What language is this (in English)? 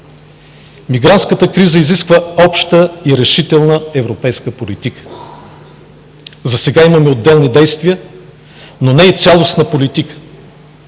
Bulgarian